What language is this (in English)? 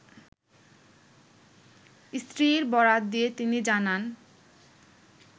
Bangla